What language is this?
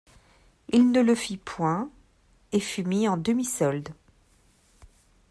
French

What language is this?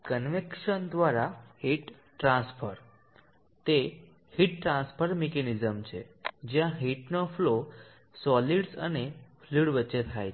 Gujarati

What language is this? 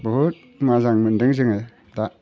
Bodo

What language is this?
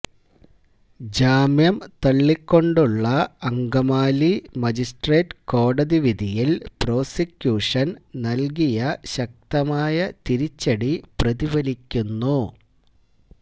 Malayalam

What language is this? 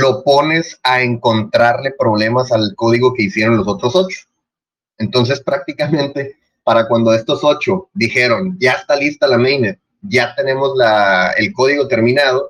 Spanish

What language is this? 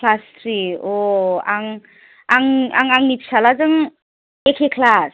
Bodo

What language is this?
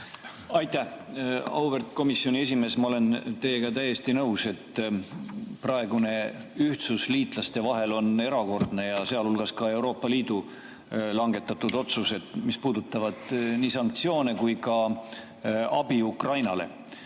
Estonian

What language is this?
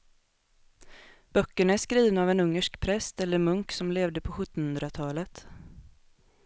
Swedish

